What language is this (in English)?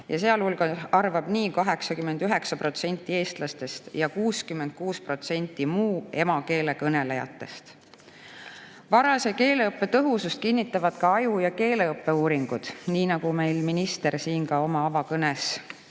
Estonian